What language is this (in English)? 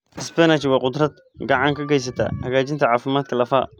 Somali